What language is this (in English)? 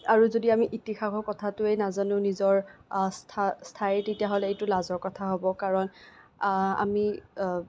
Assamese